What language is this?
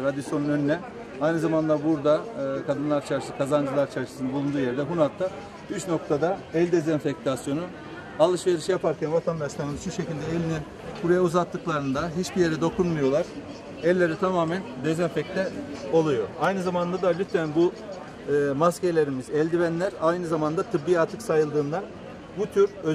Turkish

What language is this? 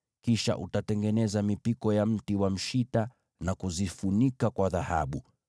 Swahili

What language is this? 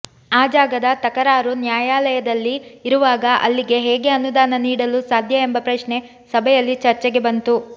Kannada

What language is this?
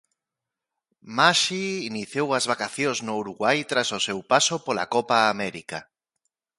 Galician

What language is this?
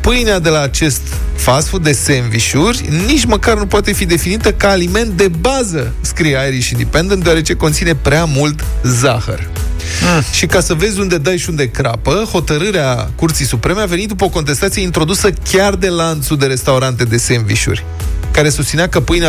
Romanian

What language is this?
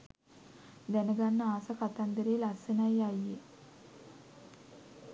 Sinhala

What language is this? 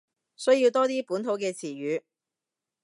Cantonese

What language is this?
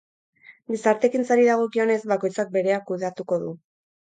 Basque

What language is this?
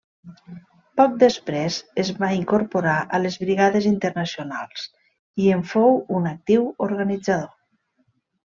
Catalan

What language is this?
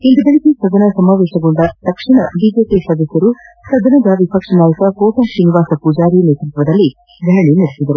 Kannada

